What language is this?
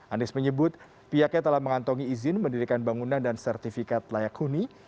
Indonesian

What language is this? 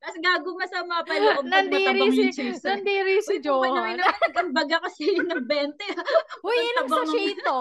Filipino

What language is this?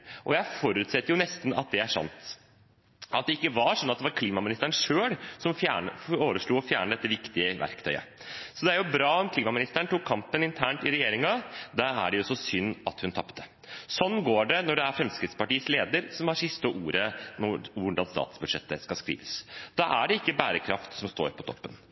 Norwegian Bokmål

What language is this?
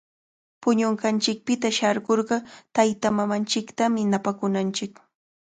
Cajatambo North Lima Quechua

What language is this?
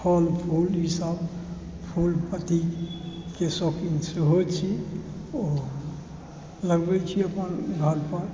Maithili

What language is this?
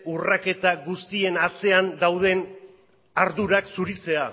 Basque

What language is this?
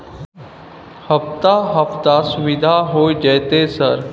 Maithili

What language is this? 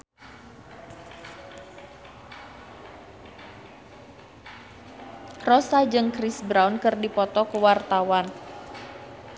Sundanese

